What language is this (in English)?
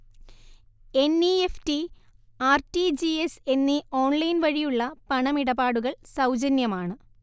Malayalam